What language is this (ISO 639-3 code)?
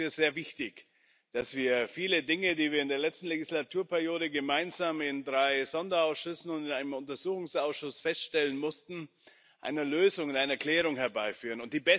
deu